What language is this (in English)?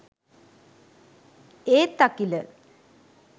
Sinhala